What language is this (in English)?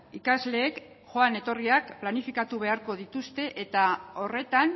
Basque